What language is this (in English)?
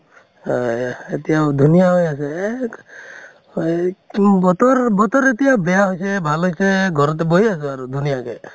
Assamese